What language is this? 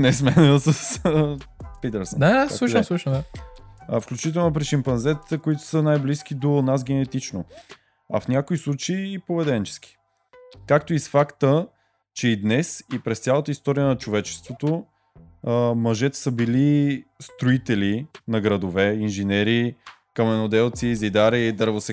Bulgarian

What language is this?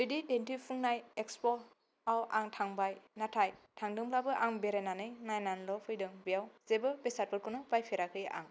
Bodo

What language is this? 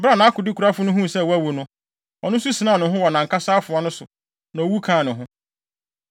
Akan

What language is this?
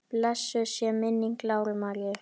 Icelandic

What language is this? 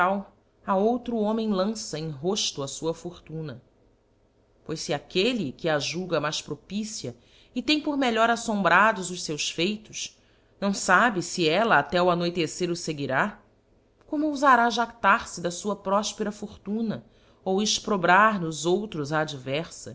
Portuguese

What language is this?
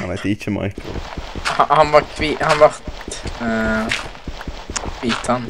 Norwegian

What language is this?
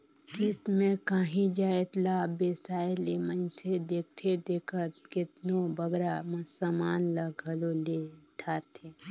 Chhattisgarhi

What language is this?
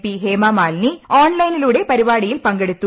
Malayalam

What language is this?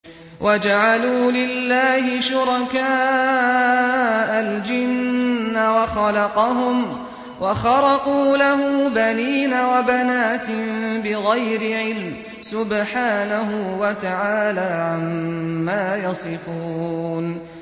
Arabic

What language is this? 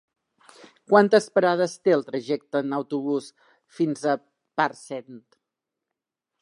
Catalan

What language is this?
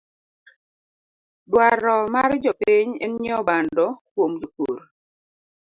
Luo (Kenya and Tanzania)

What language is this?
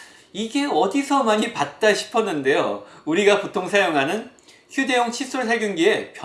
Korean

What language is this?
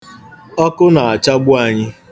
Igbo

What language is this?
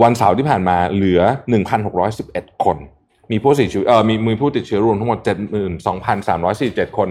Thai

